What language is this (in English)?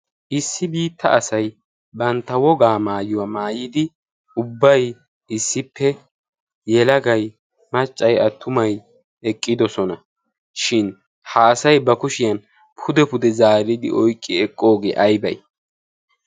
Wolaytta